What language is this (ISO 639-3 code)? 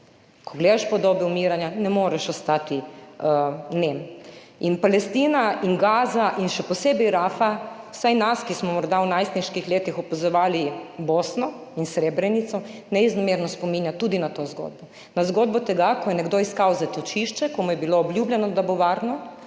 slv